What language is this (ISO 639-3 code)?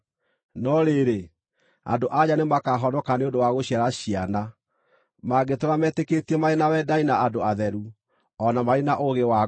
kik